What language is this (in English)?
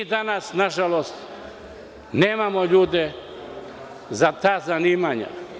Serbian